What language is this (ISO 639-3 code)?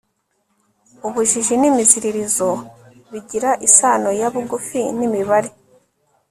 kin